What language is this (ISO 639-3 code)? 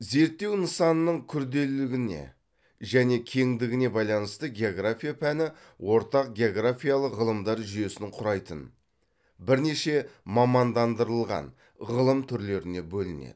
kaz